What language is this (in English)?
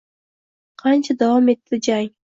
Uzbek